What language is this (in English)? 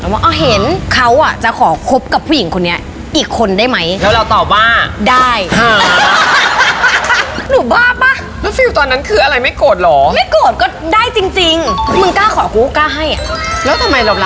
Thai